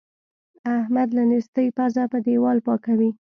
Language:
Pashto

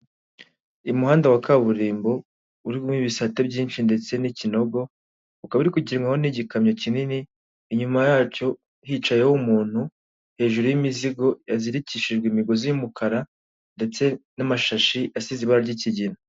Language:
Kinyarwanda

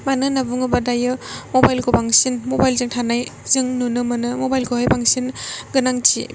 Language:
Bodo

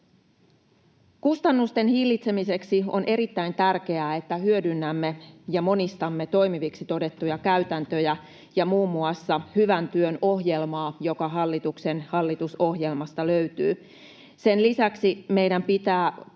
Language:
Finnish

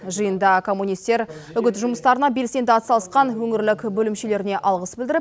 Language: Kazakh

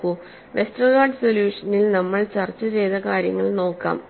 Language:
Malayalam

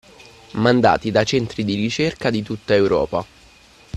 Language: Italian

